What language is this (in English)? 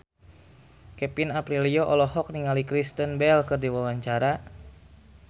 Sundanese